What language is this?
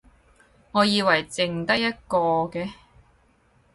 Cantonese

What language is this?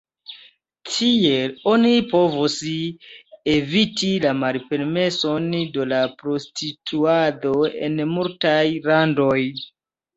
Esperanto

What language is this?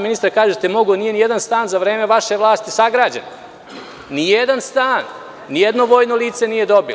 Serbian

